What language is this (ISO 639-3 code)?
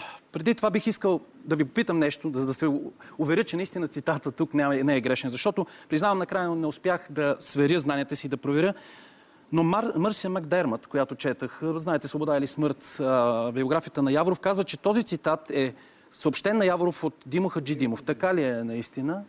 bul